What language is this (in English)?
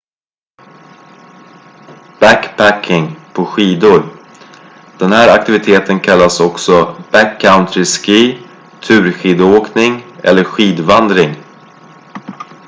Swedish